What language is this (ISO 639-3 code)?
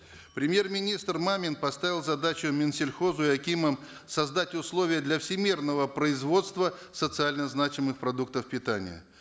kaz